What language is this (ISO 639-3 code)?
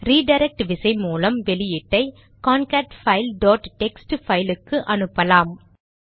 tam